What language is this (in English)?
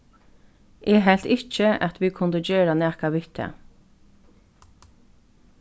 Faroese